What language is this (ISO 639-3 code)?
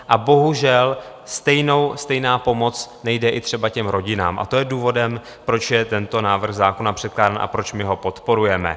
ces